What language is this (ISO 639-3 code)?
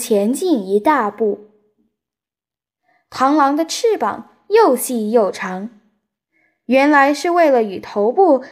zho